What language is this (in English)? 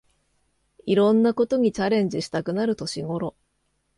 Japanese